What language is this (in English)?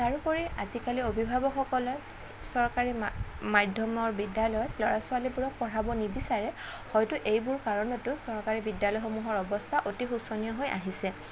Assamese